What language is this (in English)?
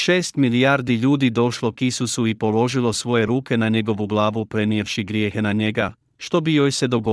Croatian